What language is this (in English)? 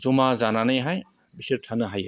Bodo